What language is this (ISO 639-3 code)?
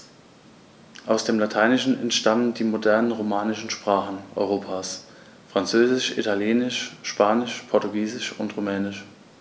deu